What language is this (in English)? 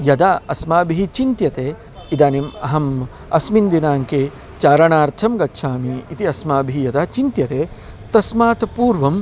Sanskrit